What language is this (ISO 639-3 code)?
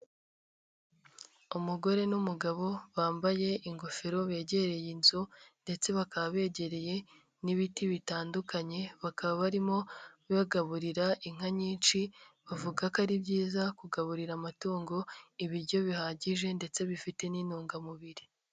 kin